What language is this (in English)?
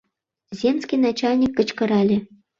Mari